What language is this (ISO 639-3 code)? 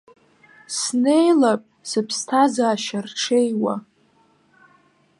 abk